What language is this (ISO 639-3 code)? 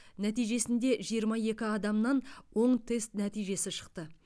kaz